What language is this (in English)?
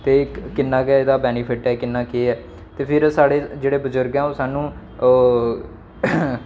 Dogri